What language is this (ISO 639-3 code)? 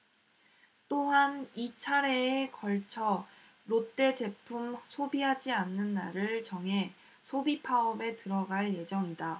kor